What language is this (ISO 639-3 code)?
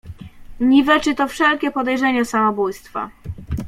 pol